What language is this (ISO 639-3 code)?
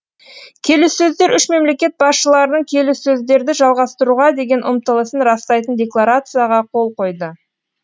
kaz